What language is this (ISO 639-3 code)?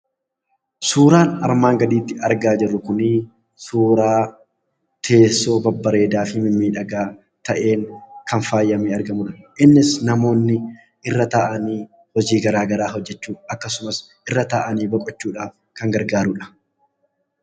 orm